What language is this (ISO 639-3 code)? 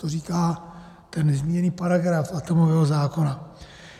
ces